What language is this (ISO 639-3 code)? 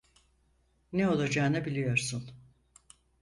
tur